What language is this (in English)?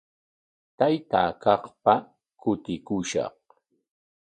Corongo Ancash Quechua